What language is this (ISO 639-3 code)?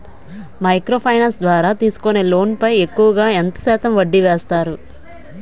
tel